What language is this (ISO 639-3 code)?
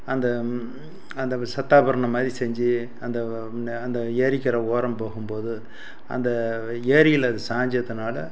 tam